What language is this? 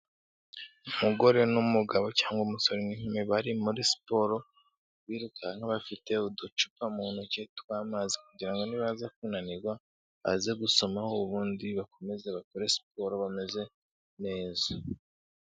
Kinyarwanda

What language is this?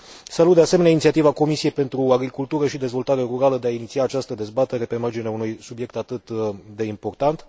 Romanian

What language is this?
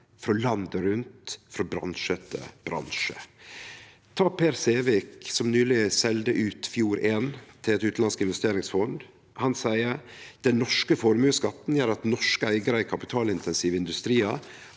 Norwegian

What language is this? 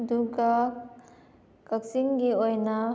Manipuri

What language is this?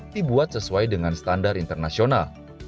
Indonesian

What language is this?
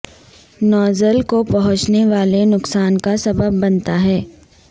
Urdu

